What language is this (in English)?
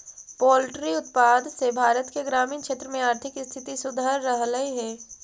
Magahi